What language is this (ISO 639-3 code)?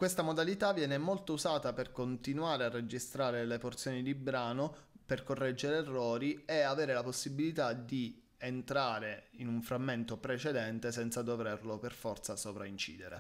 ita